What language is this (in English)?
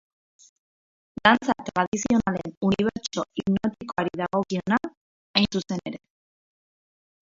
Basque